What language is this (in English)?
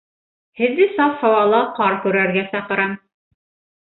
Bashkir